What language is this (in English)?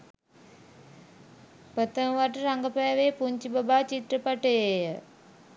Sinhala